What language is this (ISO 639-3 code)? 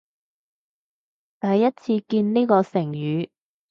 yue